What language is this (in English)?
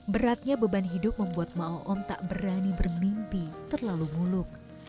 Indonesian